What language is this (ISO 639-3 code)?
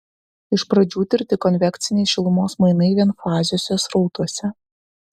lit